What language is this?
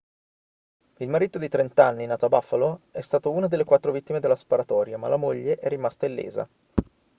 Italian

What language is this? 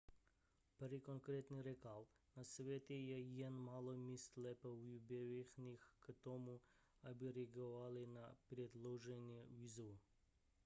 Czech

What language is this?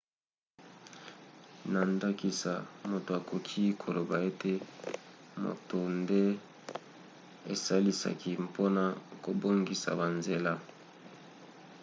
Lingala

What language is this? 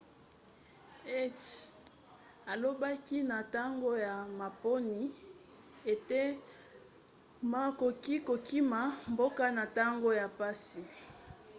Lingala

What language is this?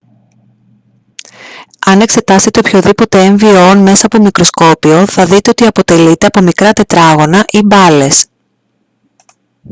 Greek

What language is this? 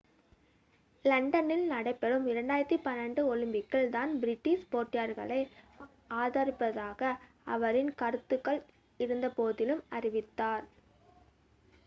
Tamil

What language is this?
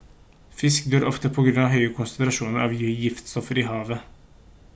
Norwegian Bokmål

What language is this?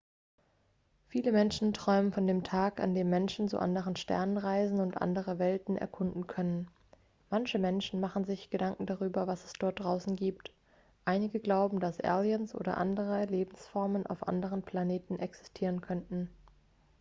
German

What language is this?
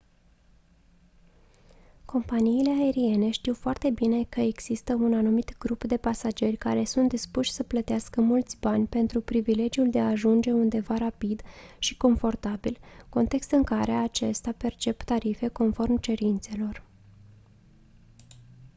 Romanian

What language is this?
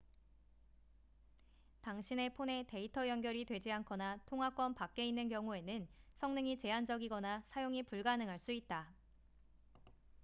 Korean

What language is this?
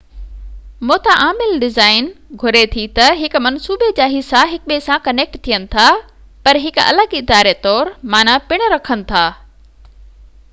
Sindhi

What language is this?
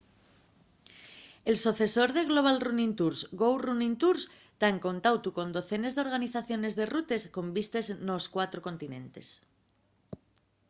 Asturian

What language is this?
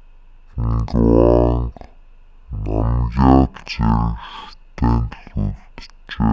Mongolian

